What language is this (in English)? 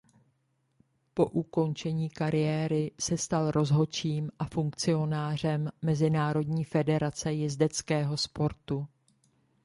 Czech